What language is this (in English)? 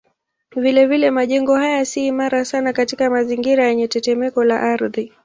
Swahili